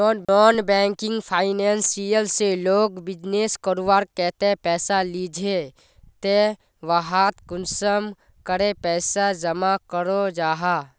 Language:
Magahi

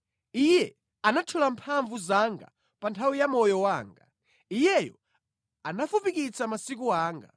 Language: Nyanja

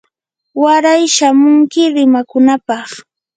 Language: Yanahuanca Pasco Quechua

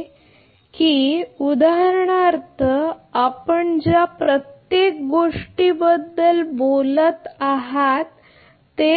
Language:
Marathi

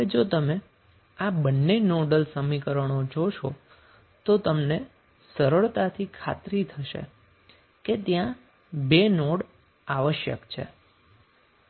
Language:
Gujarati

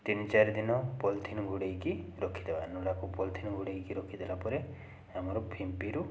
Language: Odia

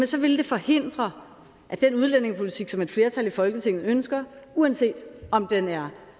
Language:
Danish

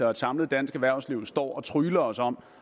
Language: Danish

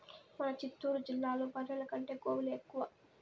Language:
Telugu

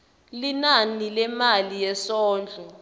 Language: Swati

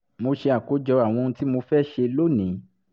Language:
Yoruba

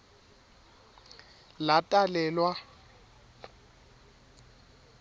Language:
Swati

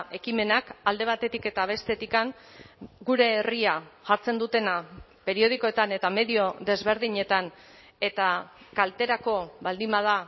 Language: Basque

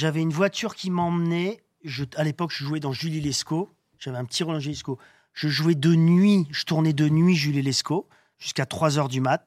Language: French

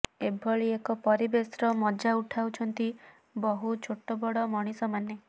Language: Odia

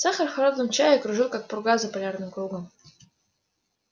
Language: Russian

